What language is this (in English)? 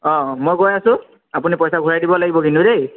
Assamese